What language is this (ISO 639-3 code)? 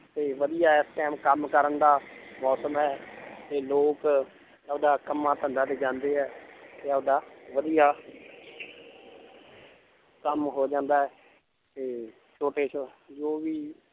pan